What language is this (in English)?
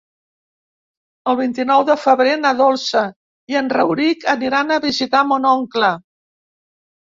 Catalan